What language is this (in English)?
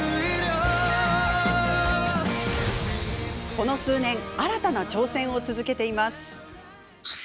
Japanese